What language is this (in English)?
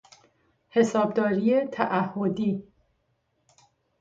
Persian